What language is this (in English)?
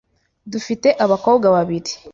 Kinyarwanda